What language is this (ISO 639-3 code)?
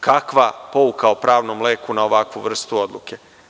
srp